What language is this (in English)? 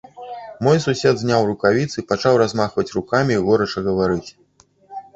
Belarusian